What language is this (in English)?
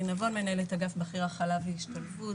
Hebrew